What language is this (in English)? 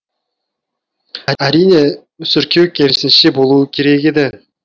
Kazakh